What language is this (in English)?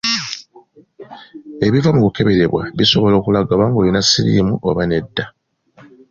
Ganda